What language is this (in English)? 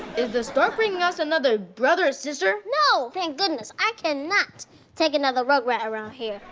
English